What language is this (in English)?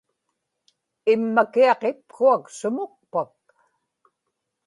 Inupiaq